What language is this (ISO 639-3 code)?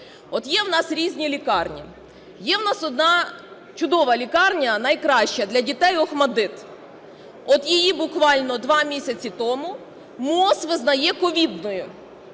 ukr